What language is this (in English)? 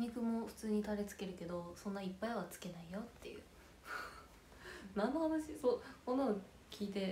Japanese